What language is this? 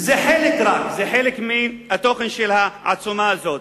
Hebrew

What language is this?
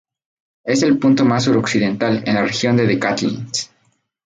Spanish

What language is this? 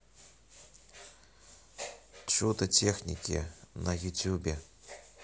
Russian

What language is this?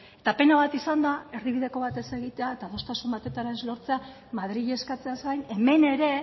Basque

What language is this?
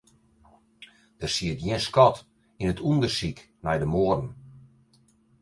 Western Frisian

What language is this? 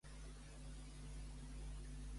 Catalan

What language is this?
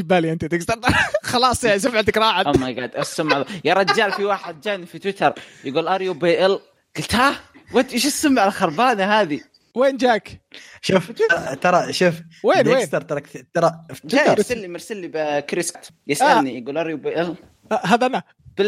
Arabic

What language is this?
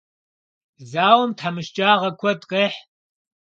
Kabardian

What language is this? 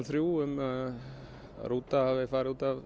Icelandic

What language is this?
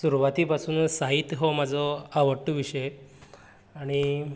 Konkani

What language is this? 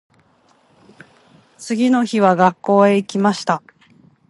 Japanese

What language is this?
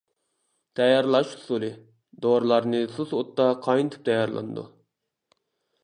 Uyghur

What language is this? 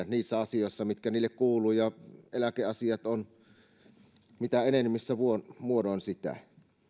Finnish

